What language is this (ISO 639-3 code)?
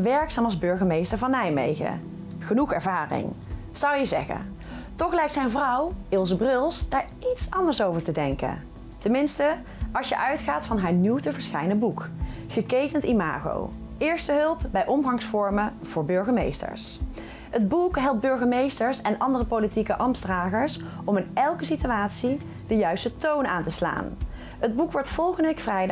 nld